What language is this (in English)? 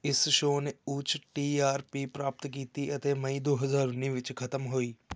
Punjabi